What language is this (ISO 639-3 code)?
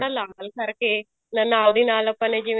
pan